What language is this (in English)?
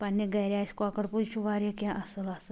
Kashmiri